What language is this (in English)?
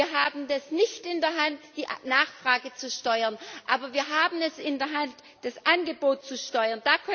German